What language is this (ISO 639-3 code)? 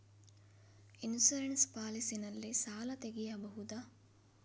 kan